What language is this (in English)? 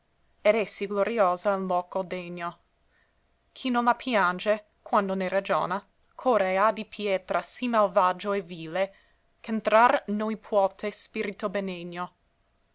Italian